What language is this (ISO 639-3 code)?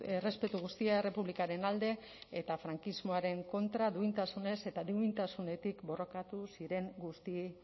eus